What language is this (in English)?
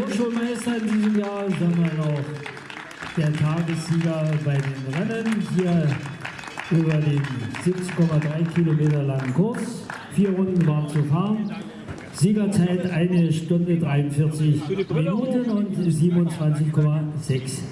German